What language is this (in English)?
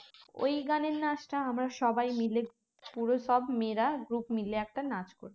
Bangla